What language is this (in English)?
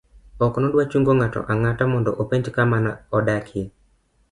Luo (Kenya and Tanzania)